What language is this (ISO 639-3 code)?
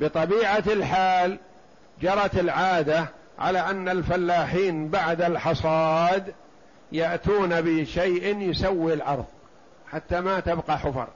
ara